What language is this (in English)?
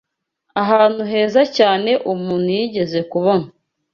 Kinyarwanda